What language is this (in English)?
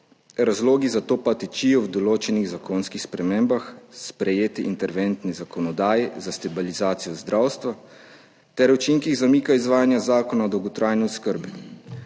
Slovenian